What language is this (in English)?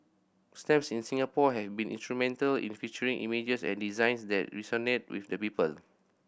English